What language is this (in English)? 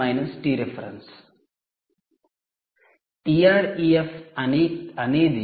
Telugu